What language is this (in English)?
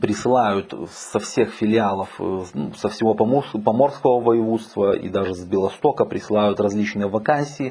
Russian